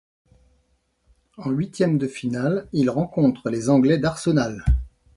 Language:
French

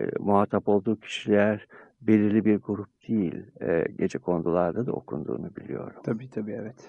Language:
Turkish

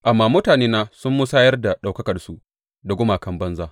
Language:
Hausa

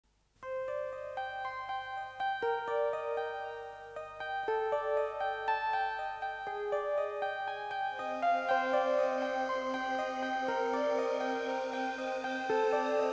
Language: Romanian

